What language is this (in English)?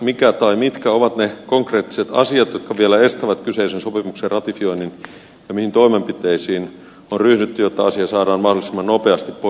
Finnish